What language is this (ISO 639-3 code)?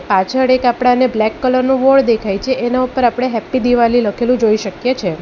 guj